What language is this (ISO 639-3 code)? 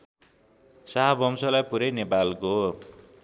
nep